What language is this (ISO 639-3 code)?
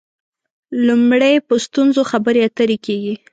pus